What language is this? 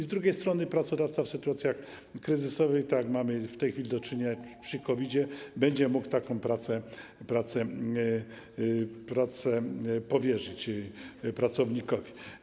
Polish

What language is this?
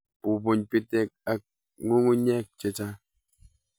Kalenjin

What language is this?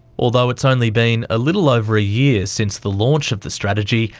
English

